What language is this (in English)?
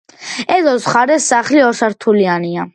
Georgian